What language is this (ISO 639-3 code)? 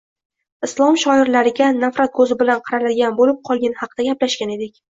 uzb